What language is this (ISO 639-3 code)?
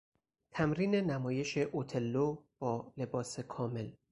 fas